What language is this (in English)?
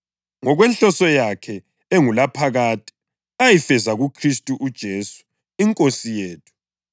North Ndebele